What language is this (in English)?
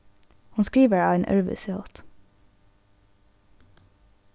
Faroese